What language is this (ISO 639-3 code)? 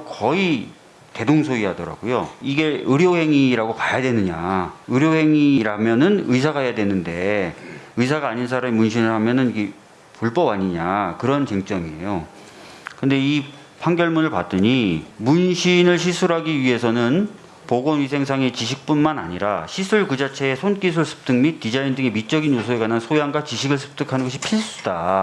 kor